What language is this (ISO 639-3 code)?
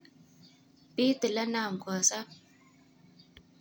kln